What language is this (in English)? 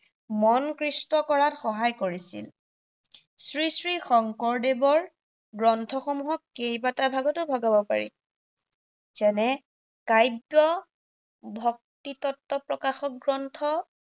Assamese